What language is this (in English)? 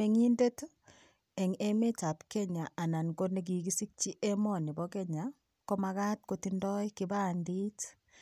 Kalenjin